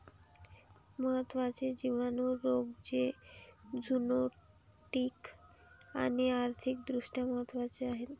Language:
Marathi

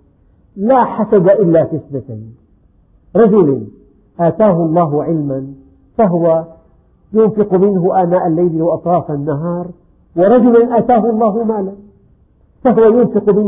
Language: Arabic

